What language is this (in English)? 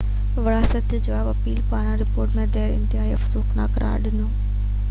Sindhi